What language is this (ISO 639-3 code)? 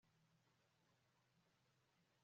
kin